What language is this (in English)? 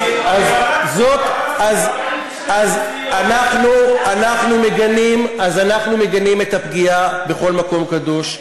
Hebrew